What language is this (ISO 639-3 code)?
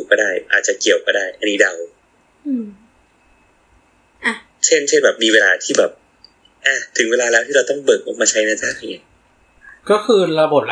tha